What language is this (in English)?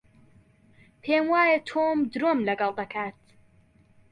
Central Kurdish